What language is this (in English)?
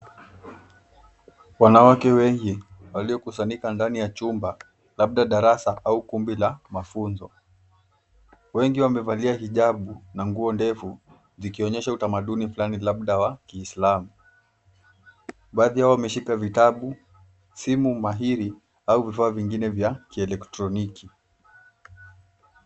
Swahili